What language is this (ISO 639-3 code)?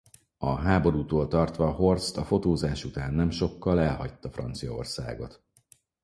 hun